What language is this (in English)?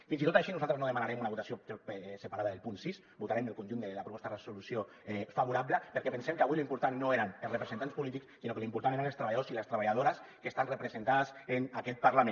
Catalan